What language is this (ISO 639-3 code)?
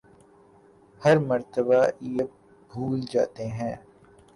urd